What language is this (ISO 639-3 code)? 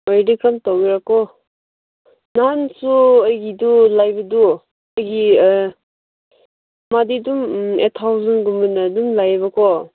mni